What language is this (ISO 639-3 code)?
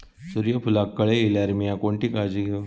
mar